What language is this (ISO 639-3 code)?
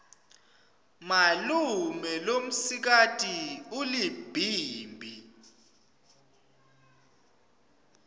ssw